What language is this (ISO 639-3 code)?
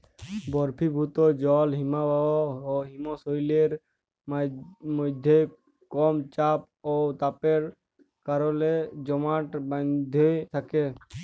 ben